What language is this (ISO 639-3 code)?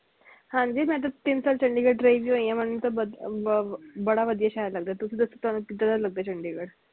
pan